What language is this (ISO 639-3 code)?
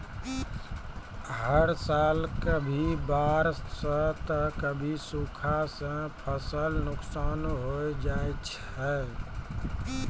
mai